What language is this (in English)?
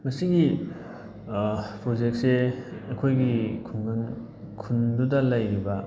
Manipuri